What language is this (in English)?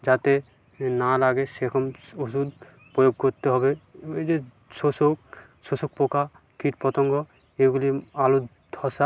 Bangla